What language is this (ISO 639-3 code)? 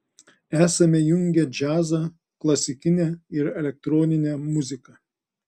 lit